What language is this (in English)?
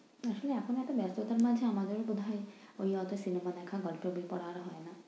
Bangla